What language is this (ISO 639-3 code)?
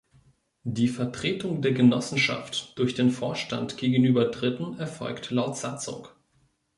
deu